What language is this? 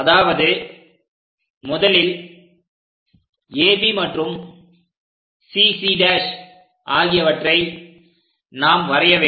Tamil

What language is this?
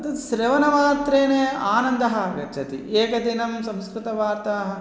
Sanskrit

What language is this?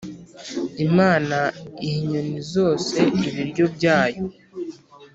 Kinyarwanda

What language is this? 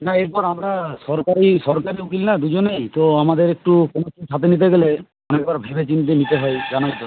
Bangla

